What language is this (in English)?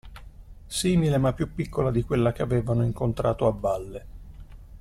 Italian